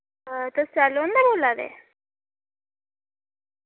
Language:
Dogri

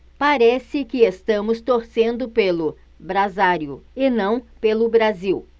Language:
Portuguese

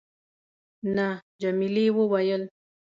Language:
Pashto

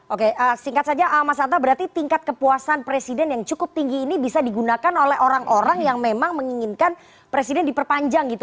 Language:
Indonesian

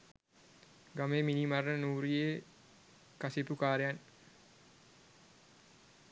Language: Sinhala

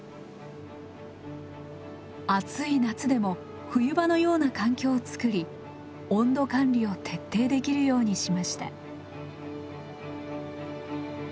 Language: Japanese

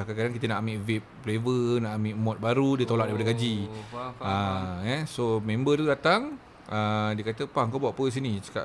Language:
Malay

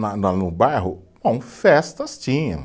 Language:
Portuguese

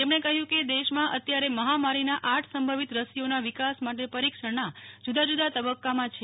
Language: Gujarati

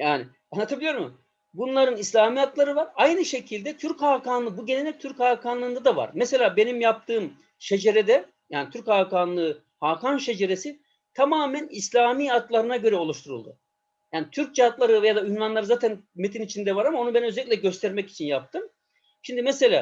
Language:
Turkish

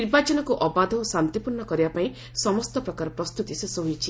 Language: Odia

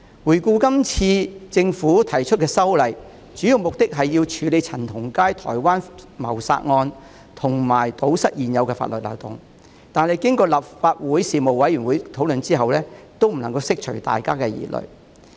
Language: Cantonese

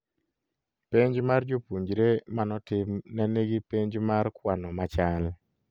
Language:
Luo (Kenya and Tanzania)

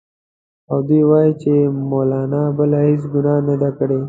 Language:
Pashto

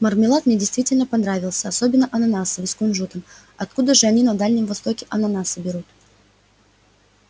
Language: Russian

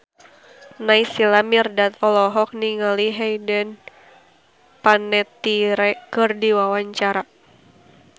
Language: Sundanese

